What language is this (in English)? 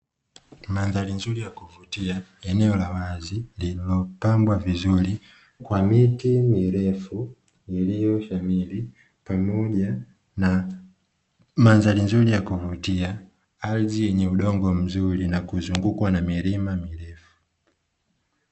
Swahili